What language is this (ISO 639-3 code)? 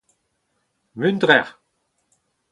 bre